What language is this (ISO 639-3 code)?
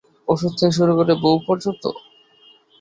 ben